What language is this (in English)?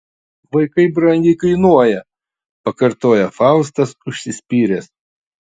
Lithuanian